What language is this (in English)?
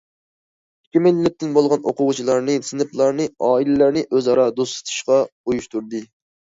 Uyghur